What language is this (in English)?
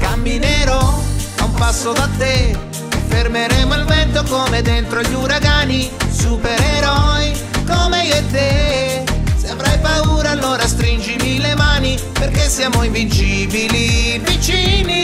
Italian